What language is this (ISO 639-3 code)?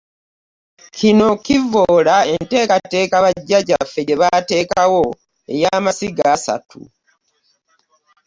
lug